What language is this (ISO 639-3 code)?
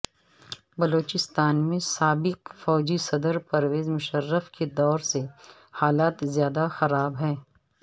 urd